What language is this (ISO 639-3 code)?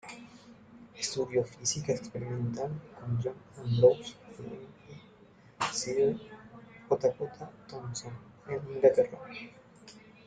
spa